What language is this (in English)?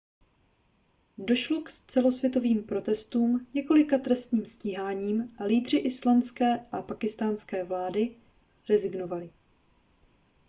Czech